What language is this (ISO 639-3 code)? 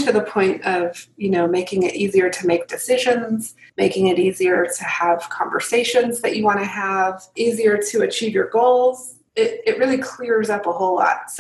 eng